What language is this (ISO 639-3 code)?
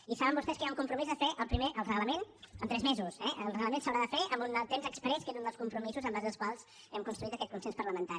cat